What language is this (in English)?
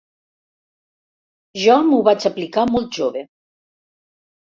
Catalan